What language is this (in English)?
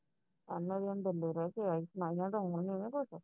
Punjabi